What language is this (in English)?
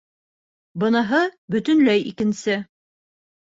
Bashkir